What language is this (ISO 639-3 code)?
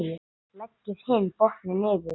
isl